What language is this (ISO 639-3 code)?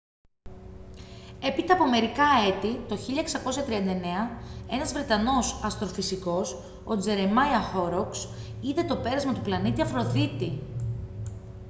ell